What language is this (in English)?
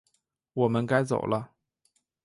Chinese